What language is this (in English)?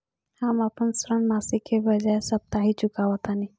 Bhojpuri